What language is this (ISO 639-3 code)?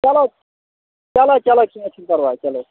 kas